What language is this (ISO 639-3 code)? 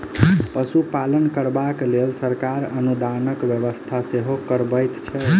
mai